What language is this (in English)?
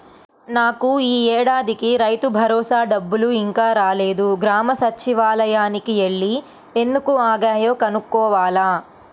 Telugu